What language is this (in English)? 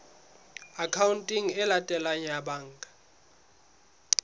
Southern Sotho